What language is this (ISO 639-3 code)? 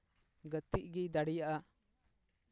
sat